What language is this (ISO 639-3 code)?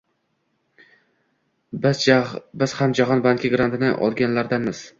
uzb